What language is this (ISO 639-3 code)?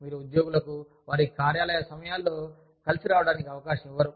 tel